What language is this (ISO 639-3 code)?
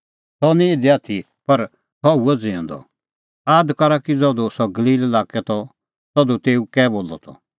kfx